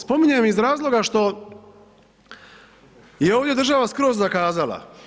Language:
Croatian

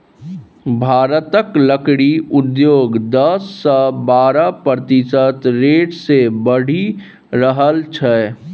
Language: Maithili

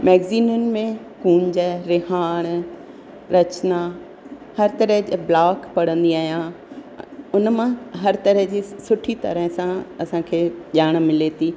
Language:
Sindhi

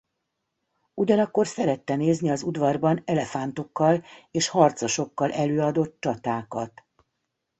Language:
Hungarian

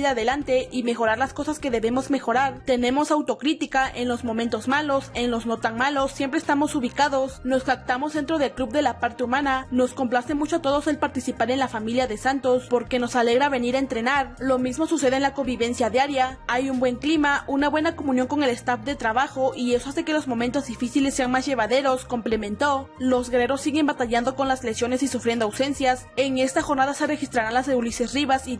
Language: Spanish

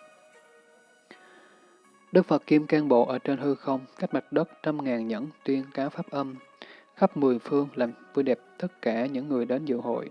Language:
Vietnamese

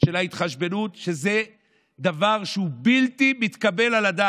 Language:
Hebrew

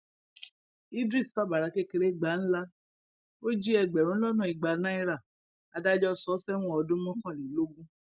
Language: Yoruba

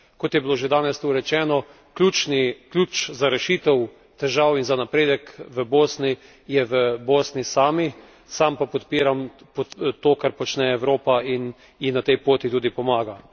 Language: Slovenian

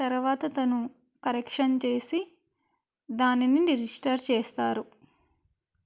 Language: Telugu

